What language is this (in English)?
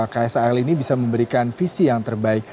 Indonesian